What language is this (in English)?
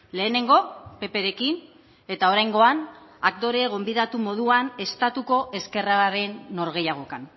Basque